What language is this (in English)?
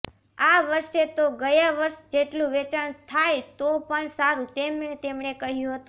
Gujarati